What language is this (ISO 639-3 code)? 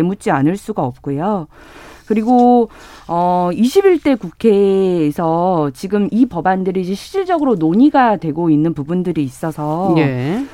kor